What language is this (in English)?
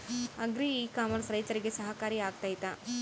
Kannada